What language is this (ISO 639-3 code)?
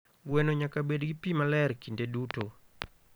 luo